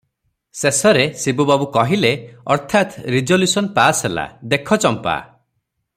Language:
Odia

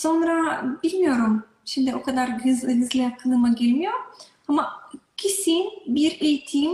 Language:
Turkish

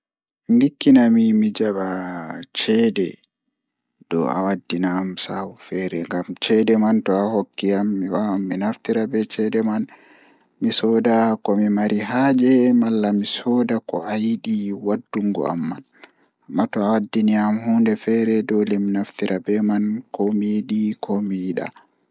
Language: Fula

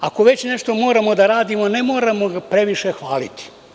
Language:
Serbian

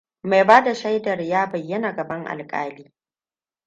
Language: Hausa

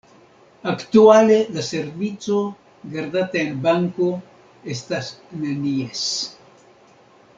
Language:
Esperanto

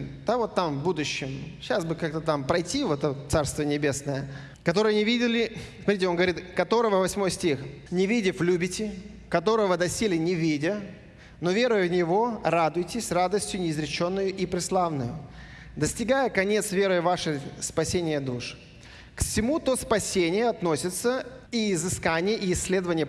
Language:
Russian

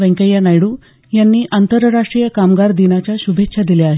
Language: Marathi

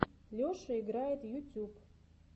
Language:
Russian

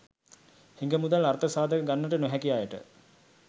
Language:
Sinhala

